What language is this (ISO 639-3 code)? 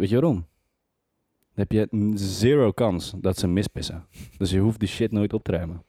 nld